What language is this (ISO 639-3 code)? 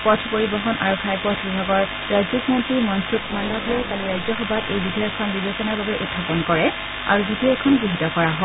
asm